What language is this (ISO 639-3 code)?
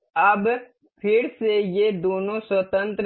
hin